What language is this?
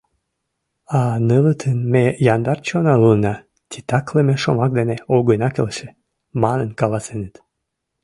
Mari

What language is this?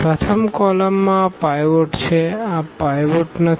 Gujarati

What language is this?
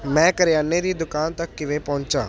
Punjabi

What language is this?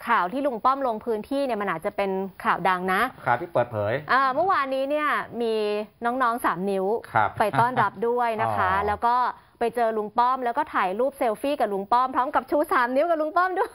Thai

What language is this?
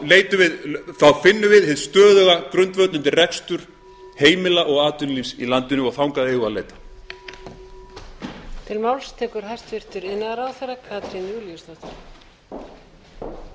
Icelandic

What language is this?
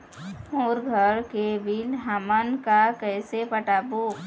Chhattisgarhi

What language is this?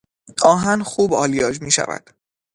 Persian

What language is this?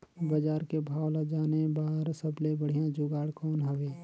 Chhattisgarhi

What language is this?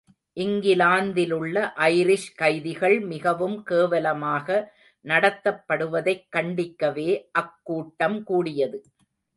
Tamil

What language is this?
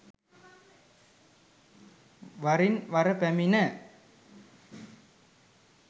Sinhala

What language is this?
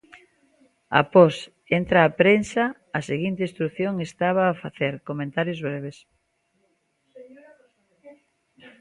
Galician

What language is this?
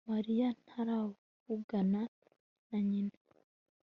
Kinyarwanda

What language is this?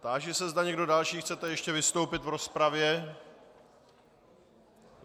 Czech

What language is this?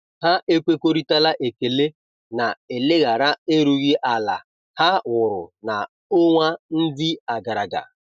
Igbo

